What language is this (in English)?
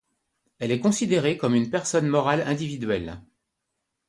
French